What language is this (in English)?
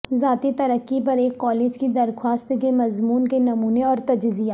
Urdu